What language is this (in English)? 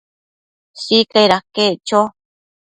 Matsés